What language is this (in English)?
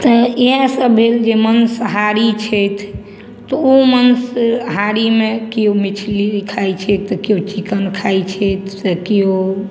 Maithili